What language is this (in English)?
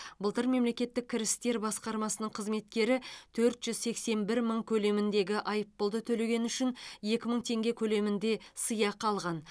Kazakh